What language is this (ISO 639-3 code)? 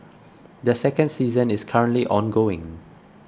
eng